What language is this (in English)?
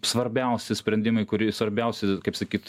Lithuanian